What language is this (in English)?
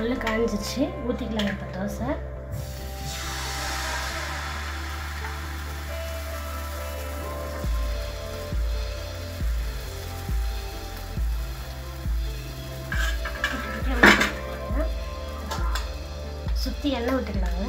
Romanian